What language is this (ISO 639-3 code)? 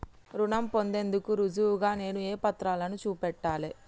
tel